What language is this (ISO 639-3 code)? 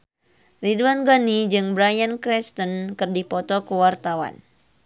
sun